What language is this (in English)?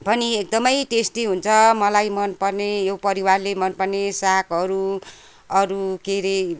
Nepali